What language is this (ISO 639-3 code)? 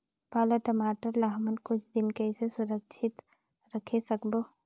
hne